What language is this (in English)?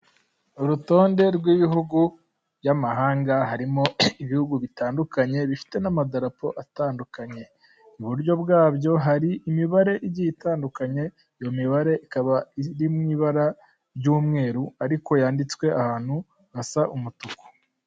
Kinyarwanda